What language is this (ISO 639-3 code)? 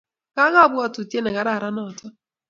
kln